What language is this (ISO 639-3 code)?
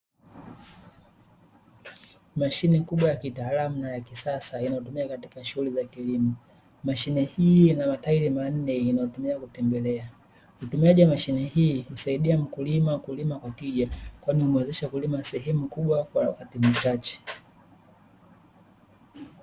swa